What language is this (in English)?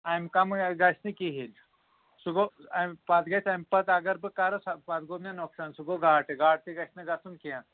Kashmiri